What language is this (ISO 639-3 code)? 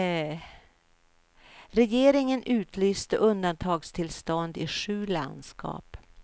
swe